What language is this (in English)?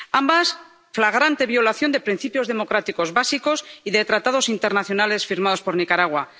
Spanish